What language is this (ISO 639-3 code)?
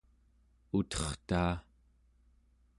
esu